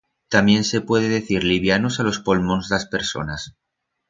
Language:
Aragonese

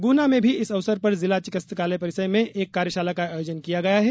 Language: Hindi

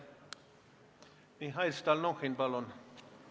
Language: Estonian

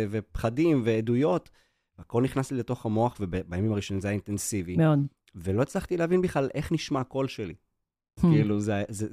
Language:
Hebrew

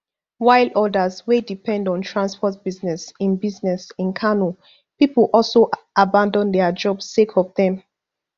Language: Nigerian Pidgin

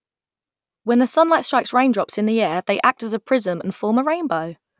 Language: English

